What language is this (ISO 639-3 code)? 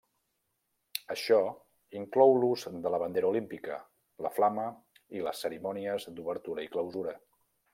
cat